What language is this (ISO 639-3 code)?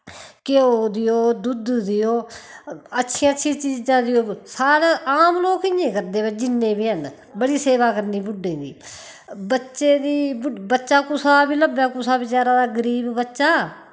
doi